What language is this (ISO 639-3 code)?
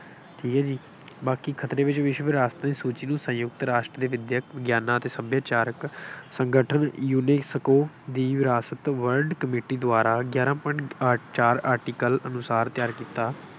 pan